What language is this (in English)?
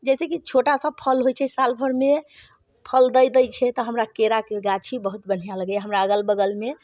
Maithili